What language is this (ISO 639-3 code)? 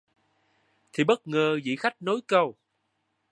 vie